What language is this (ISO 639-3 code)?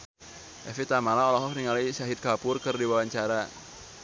sun